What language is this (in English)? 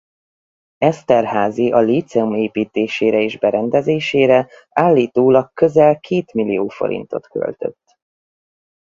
Hungarian